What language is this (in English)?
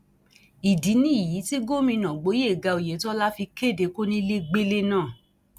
Yoruba